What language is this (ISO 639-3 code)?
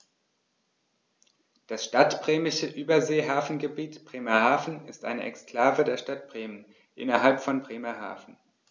deu